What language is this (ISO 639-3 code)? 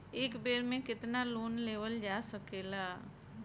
bho